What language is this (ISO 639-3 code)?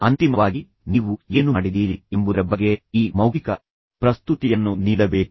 kan